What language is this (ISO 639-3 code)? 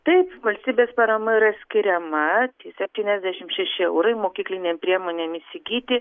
lit